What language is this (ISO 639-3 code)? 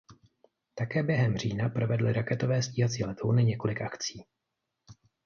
ces